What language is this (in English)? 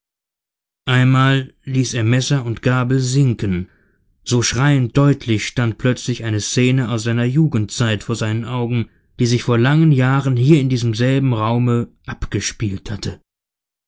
German